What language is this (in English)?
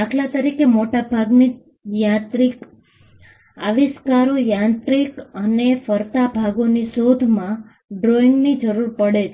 Gujarati